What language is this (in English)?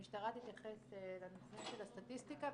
Hebrew